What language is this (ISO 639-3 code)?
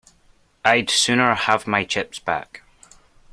eng